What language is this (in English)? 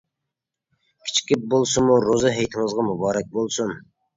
Uyghur